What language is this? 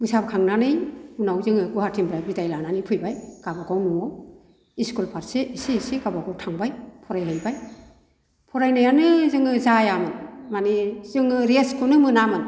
Bodo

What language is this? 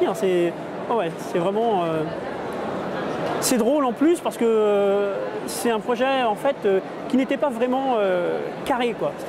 French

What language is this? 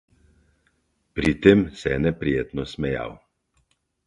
Slovenian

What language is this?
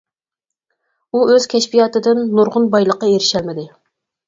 Uyghur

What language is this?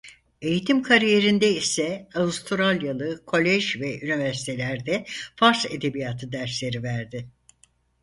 Turkish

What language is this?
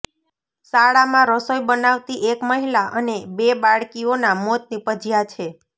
Gujarati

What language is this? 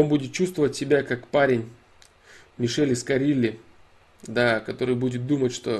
Russian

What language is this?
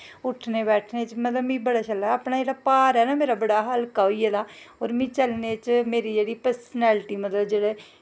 Dogri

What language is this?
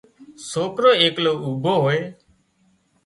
Wadiyara Koli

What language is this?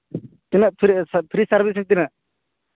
Santali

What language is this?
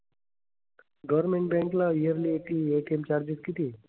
Marathi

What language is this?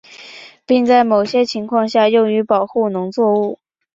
Chinese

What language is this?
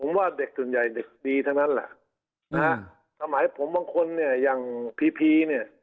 Thai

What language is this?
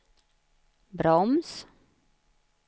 Swedish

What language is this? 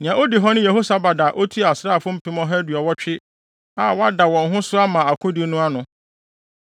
Akan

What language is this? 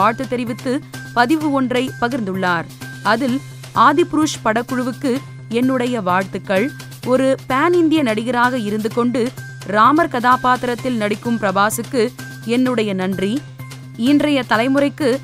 Tamil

